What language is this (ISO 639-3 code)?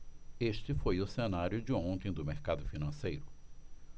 por